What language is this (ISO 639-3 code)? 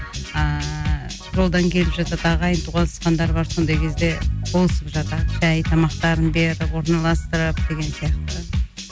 kaz